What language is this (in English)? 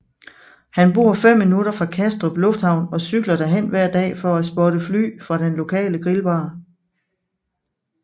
Danish